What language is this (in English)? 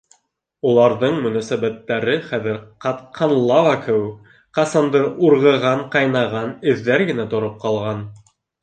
Bashkir